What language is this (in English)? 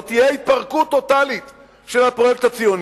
Hebrew